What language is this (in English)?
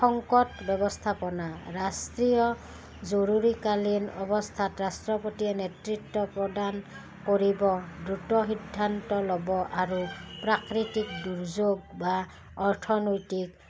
Assamese